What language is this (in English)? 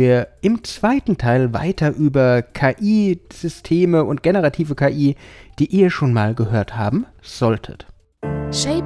German